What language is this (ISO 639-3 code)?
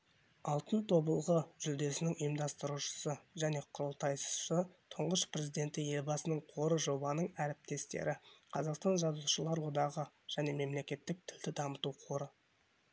kaz